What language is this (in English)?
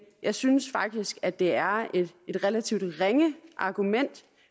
Danish